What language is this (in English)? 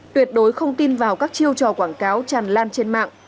Vietnamese